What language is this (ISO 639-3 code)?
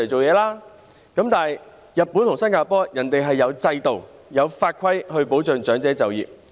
yue